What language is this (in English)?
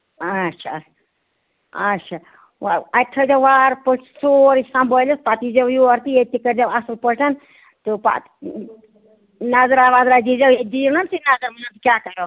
Kashmiri